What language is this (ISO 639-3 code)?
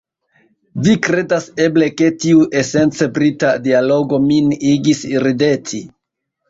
epo